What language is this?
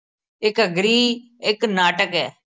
Punjabi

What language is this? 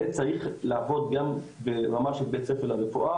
Hebrew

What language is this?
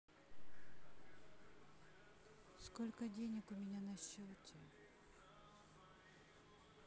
Russian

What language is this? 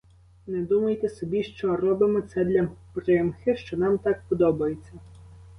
Ukrainian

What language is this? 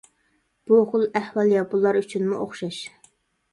Uyghur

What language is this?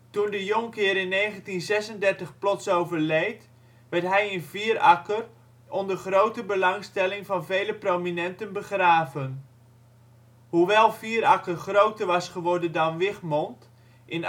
Dutch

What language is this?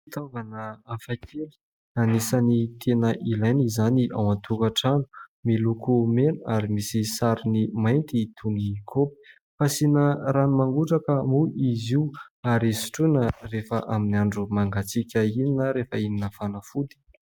Malagasy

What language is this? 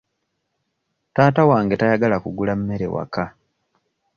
Ganda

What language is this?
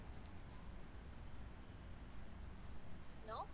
Tamil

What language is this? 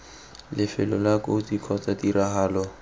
Tswana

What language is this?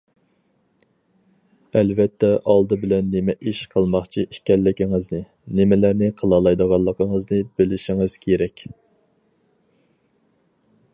Uyghur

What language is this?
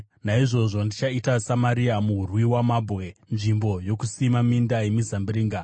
Shona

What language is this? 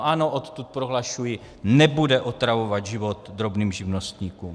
Czech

